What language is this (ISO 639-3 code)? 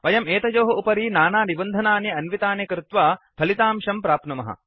san